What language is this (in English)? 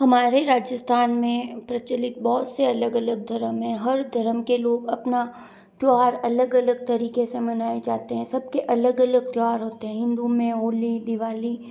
Hindi